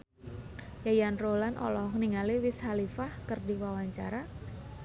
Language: Sundanese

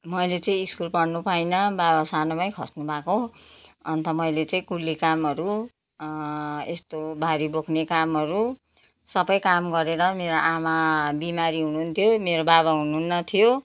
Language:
Nepali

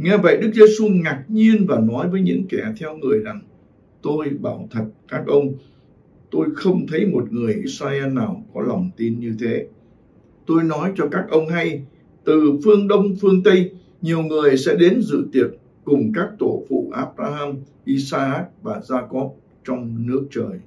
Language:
Vietnamese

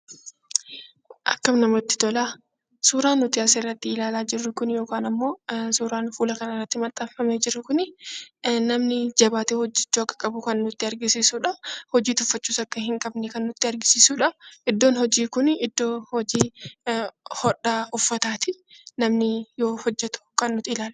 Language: Oromo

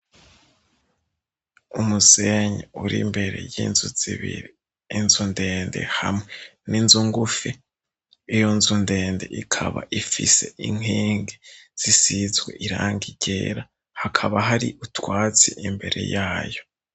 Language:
Rundi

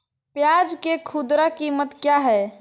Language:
Magahi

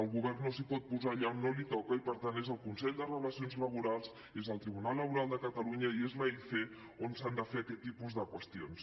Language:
Catalan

